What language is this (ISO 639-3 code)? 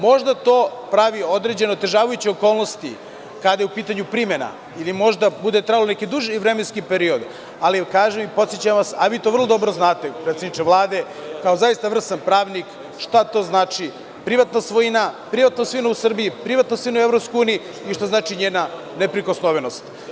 srp